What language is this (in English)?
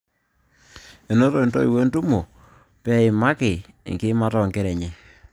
Masai